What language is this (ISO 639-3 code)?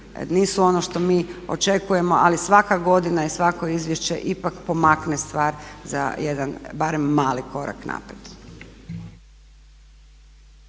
hrv